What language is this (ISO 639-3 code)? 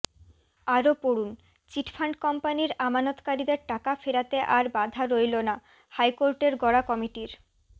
ben